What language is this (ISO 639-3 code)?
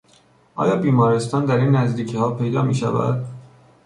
fas